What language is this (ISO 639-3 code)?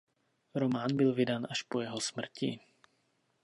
ces